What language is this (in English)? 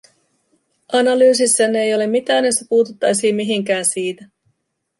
Finnish